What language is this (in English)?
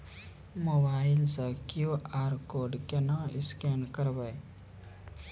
Maithili